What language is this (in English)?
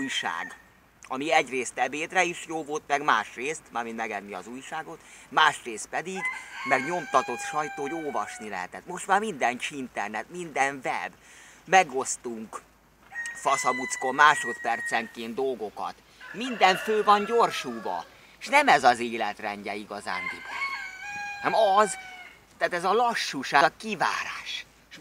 Hungarian